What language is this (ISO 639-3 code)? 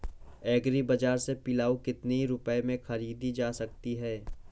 hin